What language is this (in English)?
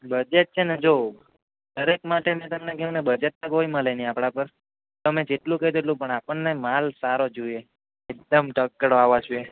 Gujarati